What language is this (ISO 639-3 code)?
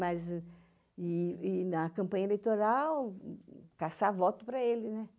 por